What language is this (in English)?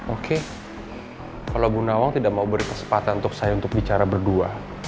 Indonesian